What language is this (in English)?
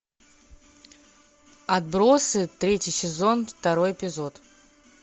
Russian